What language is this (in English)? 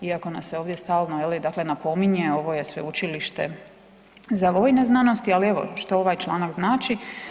Croatian